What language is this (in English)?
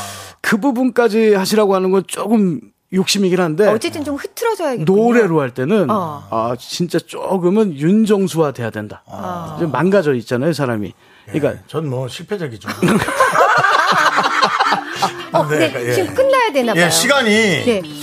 Korean